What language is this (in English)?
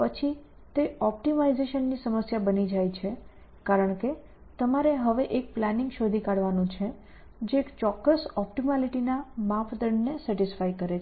Gujarati